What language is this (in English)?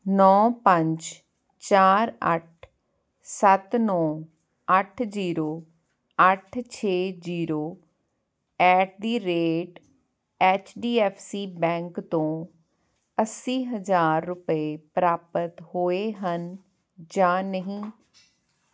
Punjabi